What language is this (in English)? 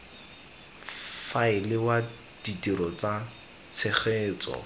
Tswana